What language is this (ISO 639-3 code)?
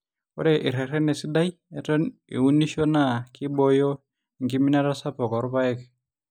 mas